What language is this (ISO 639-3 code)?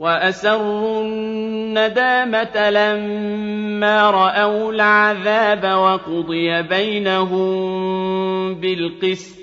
ara